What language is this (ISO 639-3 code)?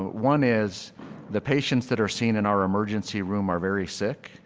eng